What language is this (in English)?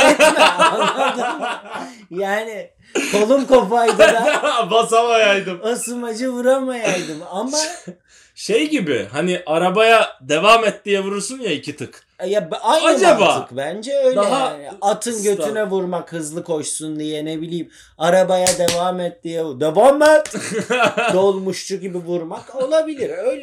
Turkish